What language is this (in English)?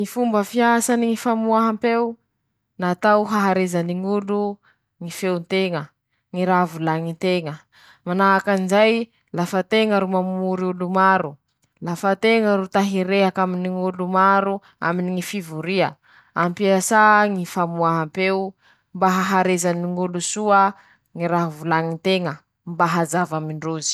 Masikoro Malagasy